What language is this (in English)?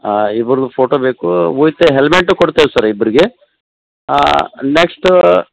Kannada